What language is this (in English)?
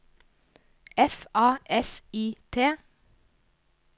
Norwegian